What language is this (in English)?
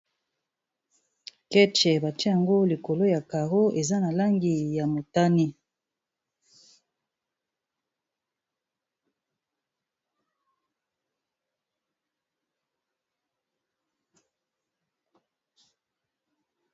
Lingala